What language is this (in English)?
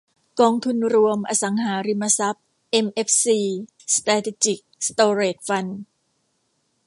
Thai